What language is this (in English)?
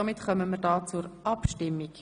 Swiss German